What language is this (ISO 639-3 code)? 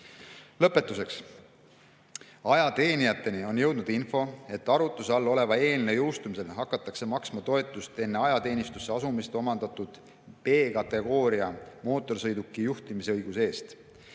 est